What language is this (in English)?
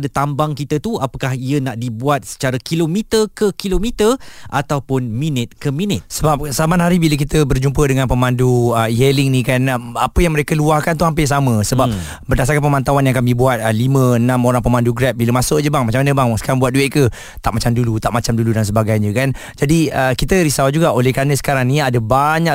Malay